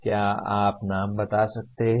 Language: Hindi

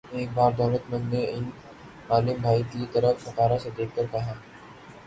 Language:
Urdu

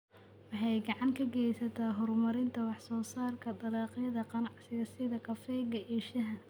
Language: Somali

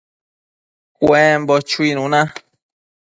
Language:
Matsés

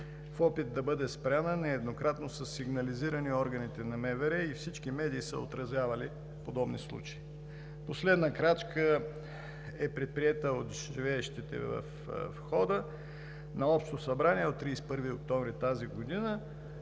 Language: Bulgarian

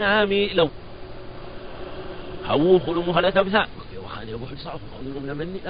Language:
Arabic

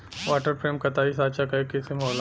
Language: Bhojpuri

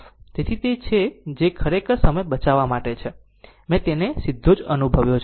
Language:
Gujarati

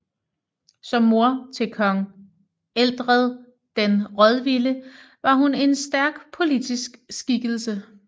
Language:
Danish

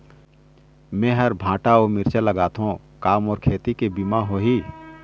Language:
Chhattisgarhi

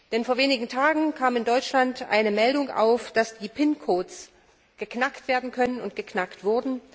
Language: German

